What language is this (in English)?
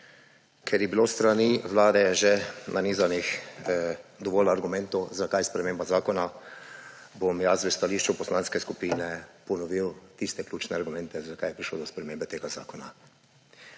Slovenian